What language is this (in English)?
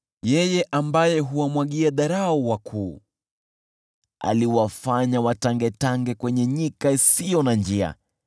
Swahili